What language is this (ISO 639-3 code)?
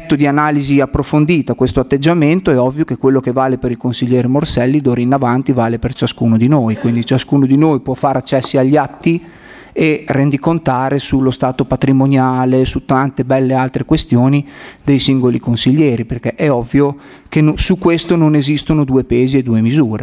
ita